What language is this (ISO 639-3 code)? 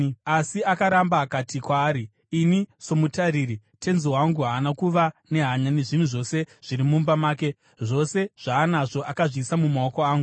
sna